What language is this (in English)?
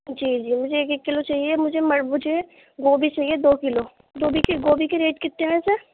Urdu